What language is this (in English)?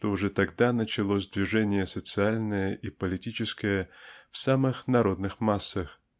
Russian